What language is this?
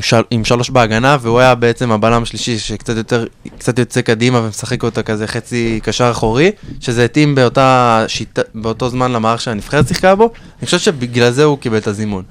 Hebrew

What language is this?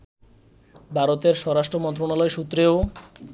Bangla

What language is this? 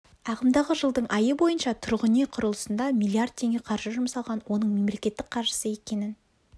Kazakh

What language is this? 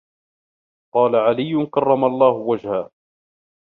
Arabic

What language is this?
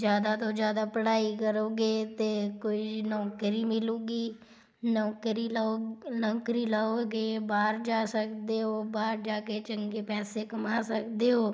Punjabi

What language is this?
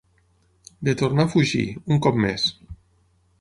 Catalan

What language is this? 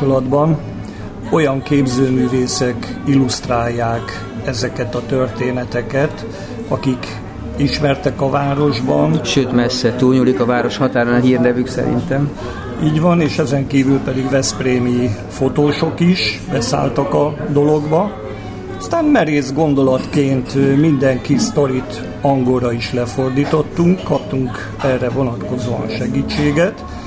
Hungarian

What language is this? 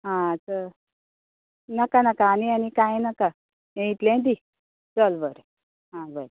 Konkani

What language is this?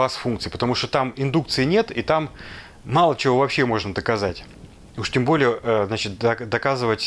Russian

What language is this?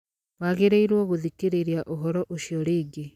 Kikuyu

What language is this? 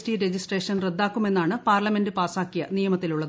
Malayalam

